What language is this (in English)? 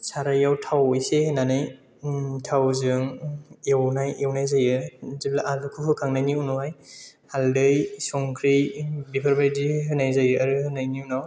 Bodo